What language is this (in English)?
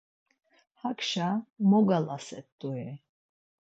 Laz